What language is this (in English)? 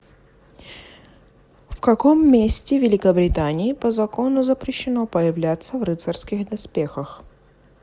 Russian